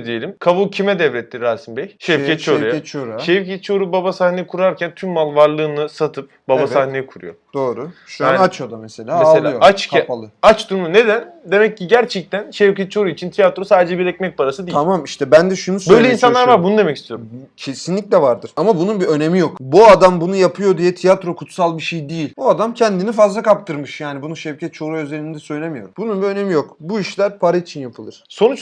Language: Turkish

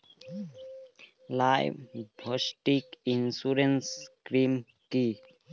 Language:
Bangla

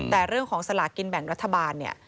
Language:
Thai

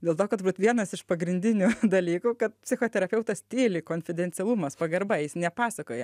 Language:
Lithuanian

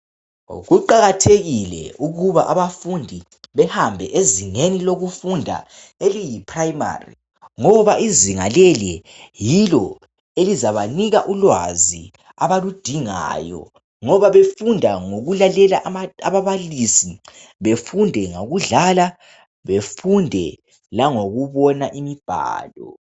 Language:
North Ndebele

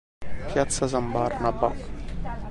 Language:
Italian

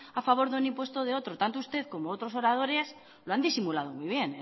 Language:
Spanish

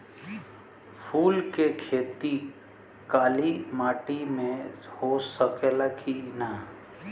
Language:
Bhojpuri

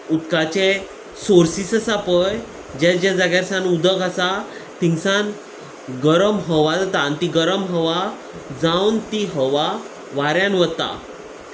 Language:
Konkani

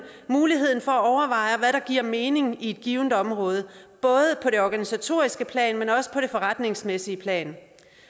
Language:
Danish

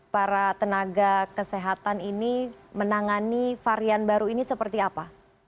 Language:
Indonesian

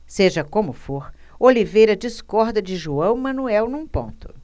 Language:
Portuguese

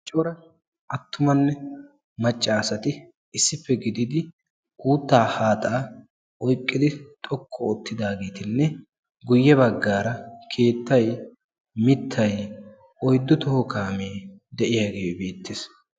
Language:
Wolaytta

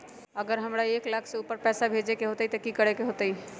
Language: Magahi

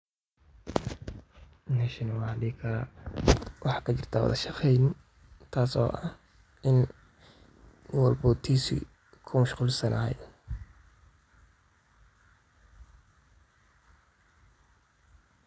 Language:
Somali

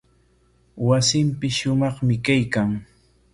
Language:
Corongo Ancash Quechua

